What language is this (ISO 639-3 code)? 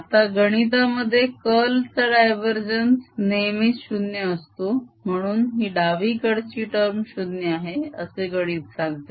mar